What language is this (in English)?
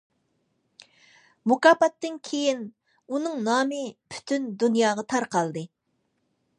Uyghur